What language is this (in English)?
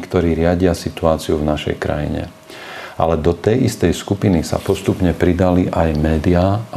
Slovak